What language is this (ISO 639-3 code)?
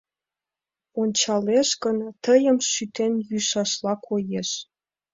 chm